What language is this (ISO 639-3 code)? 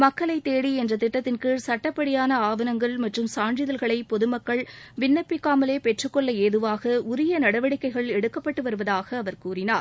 tam